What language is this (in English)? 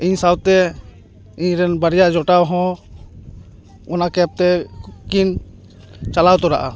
Santali